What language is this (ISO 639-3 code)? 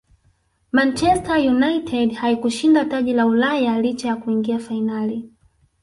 swa